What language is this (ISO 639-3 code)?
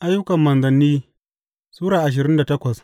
hau